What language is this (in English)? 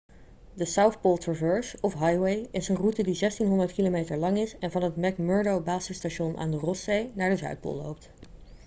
Dutch